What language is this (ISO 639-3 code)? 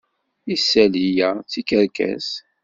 kab